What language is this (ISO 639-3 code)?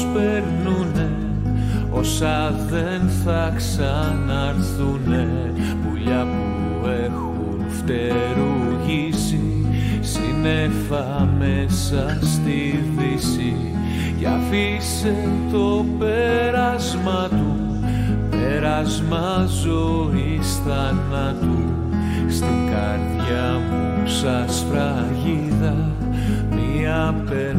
ell